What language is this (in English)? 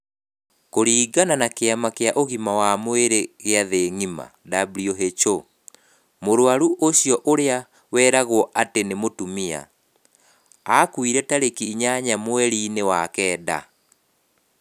Kikuyu